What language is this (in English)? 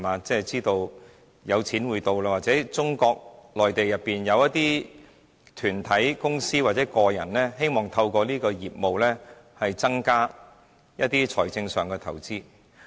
Cantonese